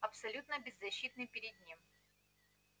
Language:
Russian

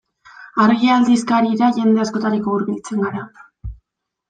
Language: Basque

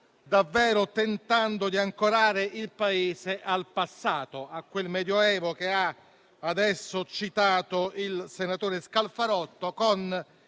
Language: Italian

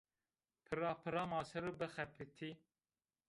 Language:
Zaza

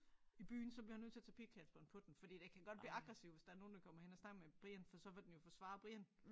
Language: Danish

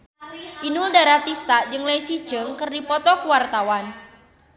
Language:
Sundanese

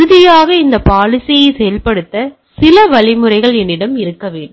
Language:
Tamil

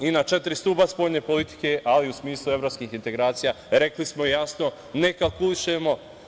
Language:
Serbian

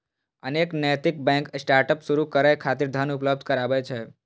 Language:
Maithili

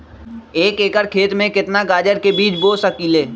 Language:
Magahi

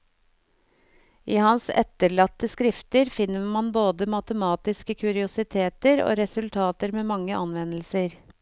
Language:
Norwegian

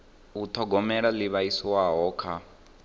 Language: Venda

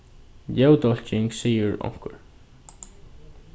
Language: Faroese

